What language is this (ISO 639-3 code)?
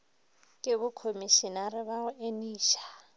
nso